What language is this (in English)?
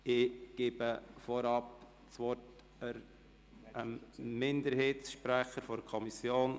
Swiss German